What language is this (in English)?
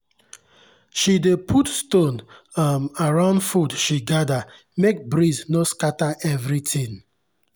Nigerian Pidgin